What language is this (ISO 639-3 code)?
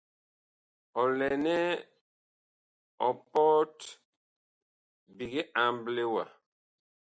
bkh